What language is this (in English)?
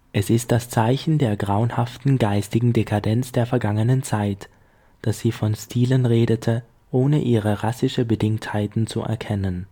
German